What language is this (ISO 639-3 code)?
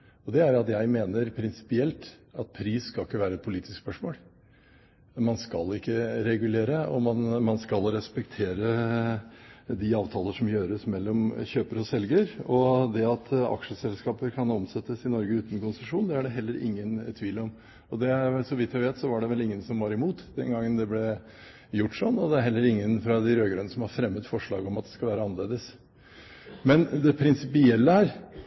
nob